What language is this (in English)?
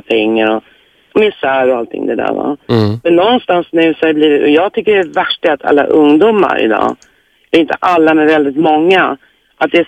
Swedish